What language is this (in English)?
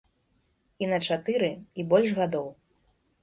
Belarusian